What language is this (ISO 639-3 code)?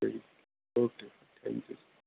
pan